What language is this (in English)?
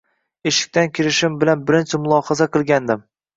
Uzbek